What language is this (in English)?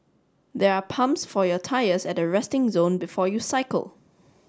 English